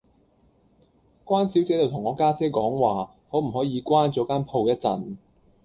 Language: Cantonese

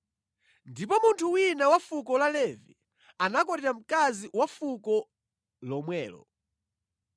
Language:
Nyanja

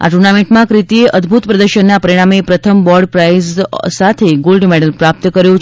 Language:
Gujarati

